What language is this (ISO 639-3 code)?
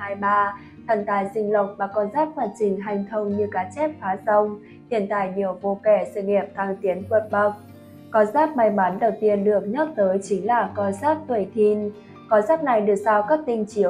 vie